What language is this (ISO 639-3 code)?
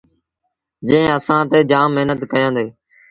sbn